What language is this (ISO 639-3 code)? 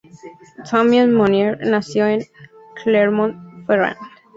spa